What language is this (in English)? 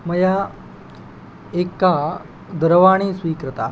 Sanskrit